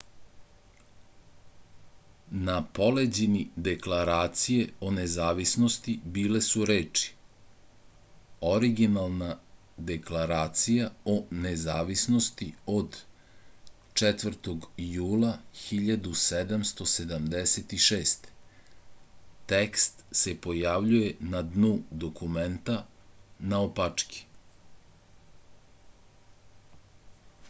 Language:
Serbian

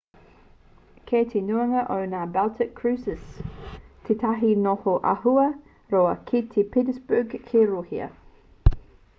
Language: Māori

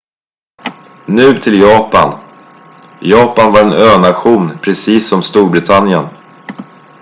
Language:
Swedish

